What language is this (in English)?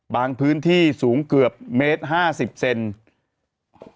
Thai